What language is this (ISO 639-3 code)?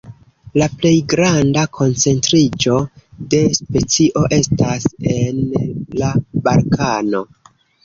epo